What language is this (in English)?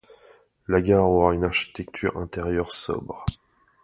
French